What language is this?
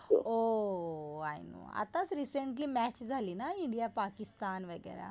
Marathi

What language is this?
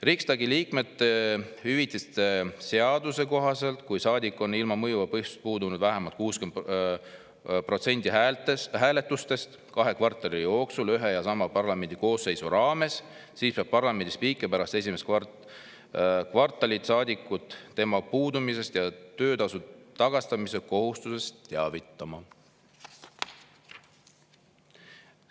Estonian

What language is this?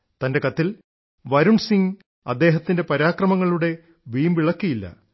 Malayalam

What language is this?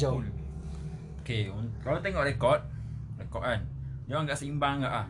Malay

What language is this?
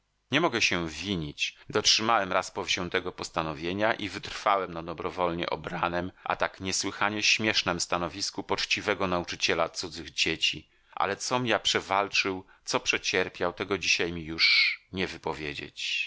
Polish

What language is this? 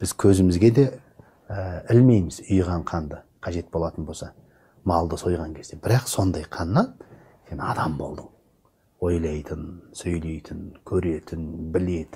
Turkish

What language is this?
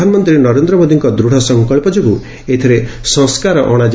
Odia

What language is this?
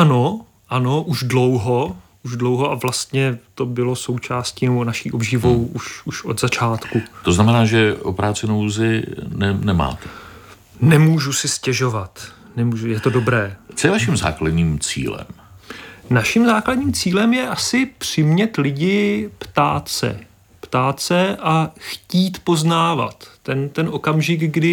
Czech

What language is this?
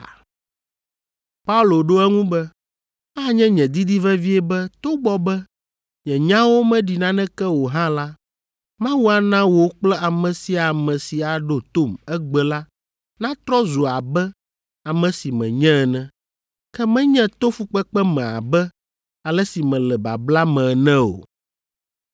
Ewe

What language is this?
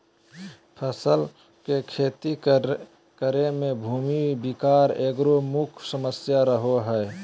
Magahi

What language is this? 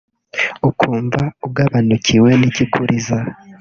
Kinyarwanda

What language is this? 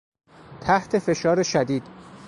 Persian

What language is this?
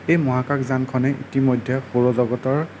Assamese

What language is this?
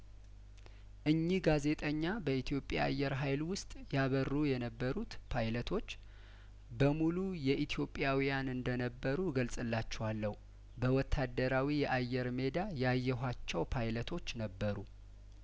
Amharic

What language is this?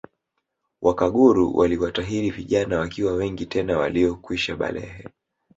Swahili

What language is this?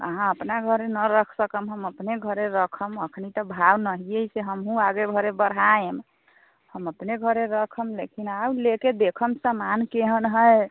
Maithili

